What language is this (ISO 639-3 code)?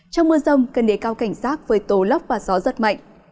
vie